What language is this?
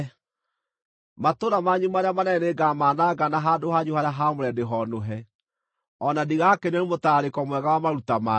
Kikuyu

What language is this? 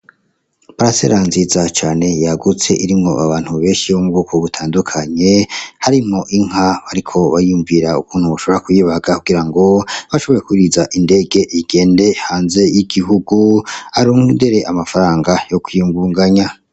Rundi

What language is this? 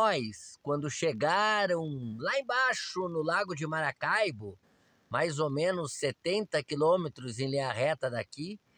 Portuguese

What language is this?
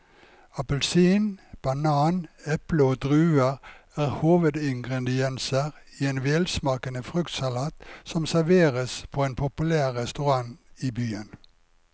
Norwegian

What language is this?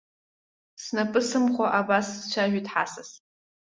Abkhazian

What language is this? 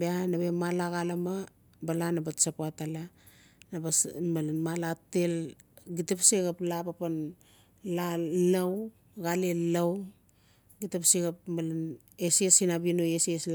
Notsi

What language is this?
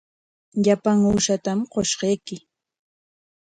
Corongo Ancash Quechua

